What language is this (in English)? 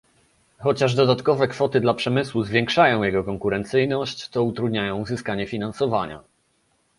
Polish